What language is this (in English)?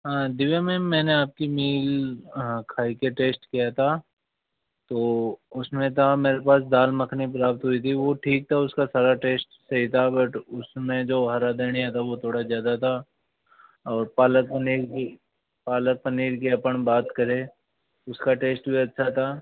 Hindi